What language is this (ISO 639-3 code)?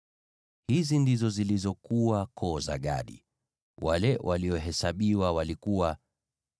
swa